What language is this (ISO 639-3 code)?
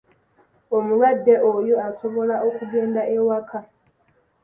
lug